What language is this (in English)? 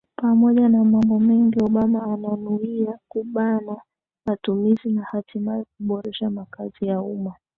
Swahili